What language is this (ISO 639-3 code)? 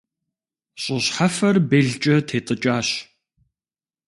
kbd